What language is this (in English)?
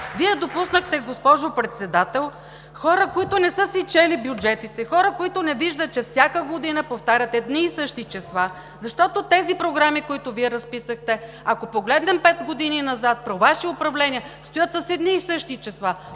Bulgarian